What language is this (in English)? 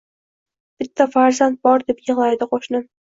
Uzbek